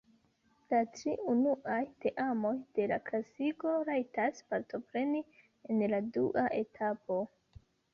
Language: Esperanto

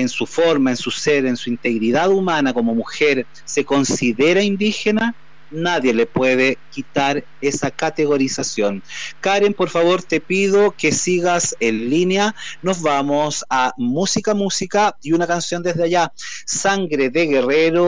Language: Spanish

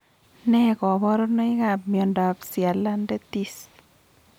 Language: Kalenjin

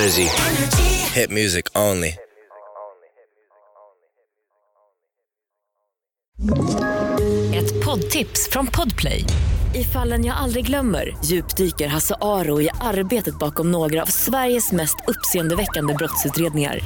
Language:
Swedish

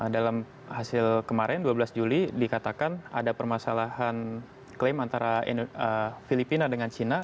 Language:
Indonesian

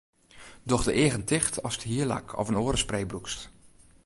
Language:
Western Frisian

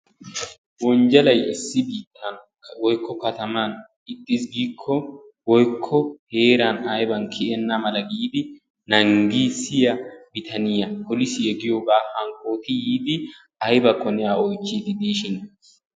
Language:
Wolaytta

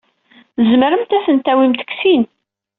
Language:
Kabyle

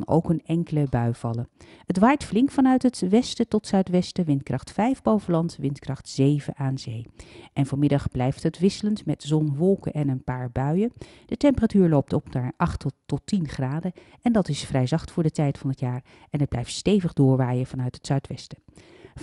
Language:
Dutch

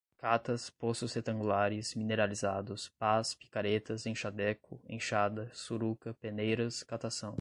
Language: Portuguese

